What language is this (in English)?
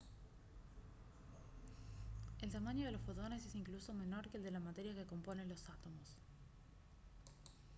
Spanish